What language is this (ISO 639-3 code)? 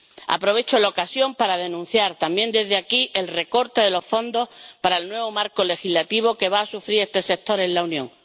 spa